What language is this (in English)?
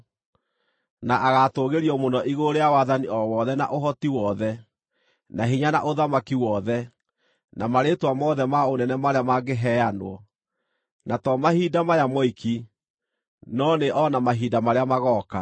Kikuyu